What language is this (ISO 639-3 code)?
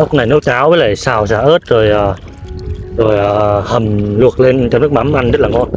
vie